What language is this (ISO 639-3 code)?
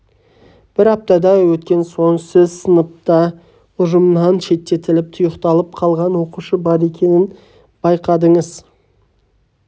kaz